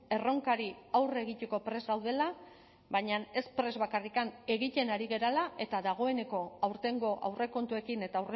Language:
Basque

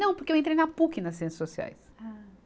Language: Portuguese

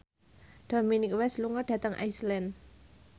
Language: Javanese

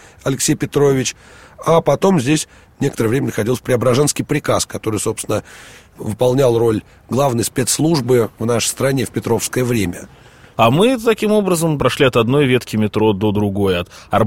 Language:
Russian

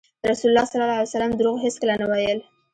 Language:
Pashto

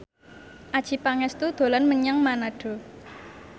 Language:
Javanese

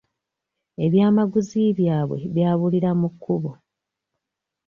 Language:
Ganda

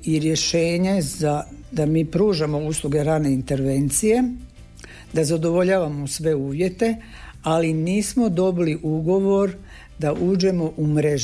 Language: Croatian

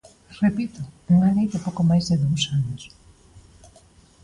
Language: Galician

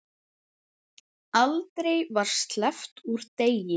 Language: Icelandic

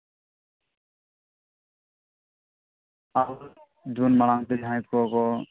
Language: Santali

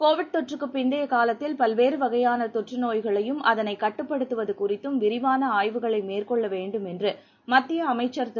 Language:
Tamil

